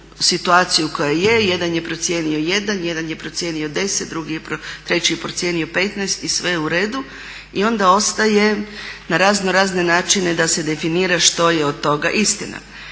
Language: Croatian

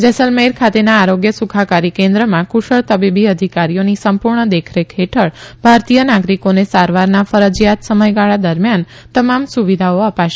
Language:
Gujarati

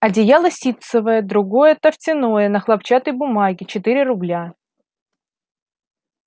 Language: Russian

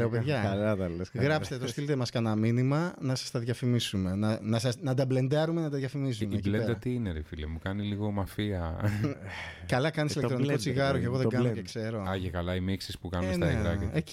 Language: Greek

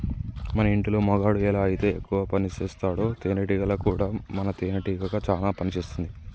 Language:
Telugu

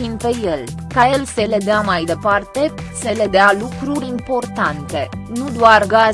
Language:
Romanian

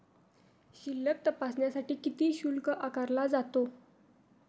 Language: Marathi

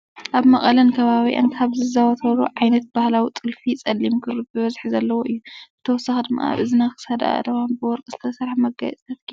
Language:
Tigrinya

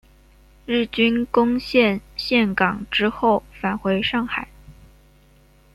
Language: Chinese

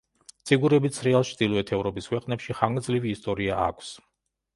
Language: Georgian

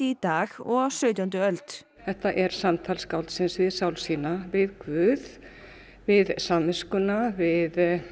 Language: Icelandic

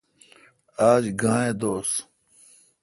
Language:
Kalkoti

